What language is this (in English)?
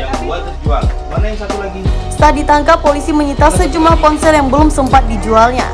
Indonesian